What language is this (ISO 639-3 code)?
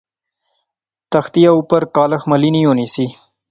phr